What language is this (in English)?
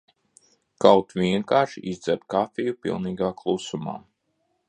Latvian